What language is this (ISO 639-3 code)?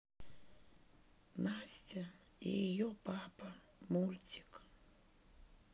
rus